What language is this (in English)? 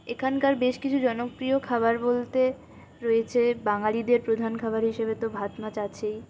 Bangla